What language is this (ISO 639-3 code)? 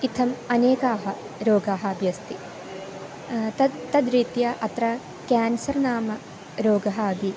san